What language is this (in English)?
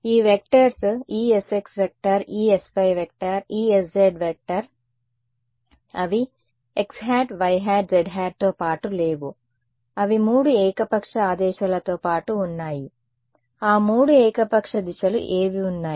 Telugu